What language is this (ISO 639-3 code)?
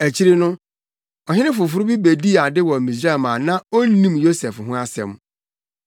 aka